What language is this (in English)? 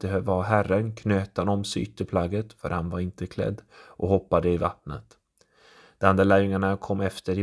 Swedish